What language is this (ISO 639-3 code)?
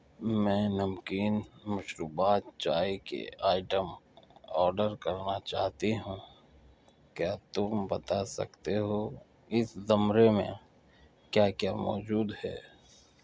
urd